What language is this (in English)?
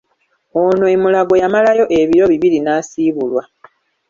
Ganda